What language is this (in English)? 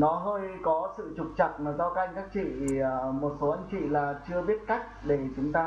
Vietnamese